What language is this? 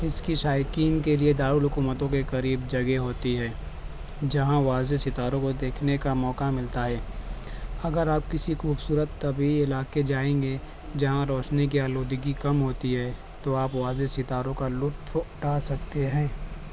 Urdu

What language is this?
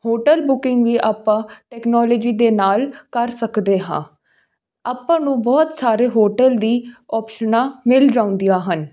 Punjabi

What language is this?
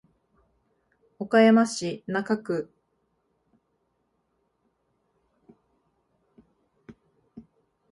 Japanese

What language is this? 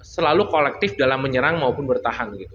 Indonesian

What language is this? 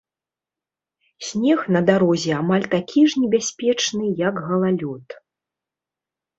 Belarusian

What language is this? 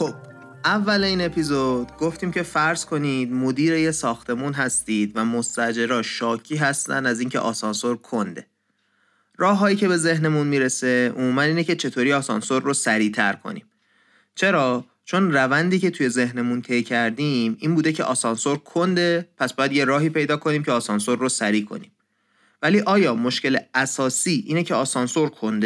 Persian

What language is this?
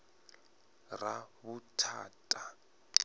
Venda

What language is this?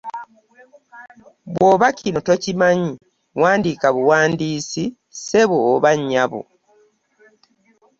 Ganda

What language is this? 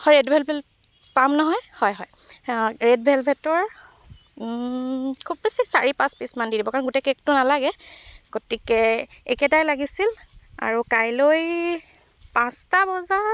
Assamese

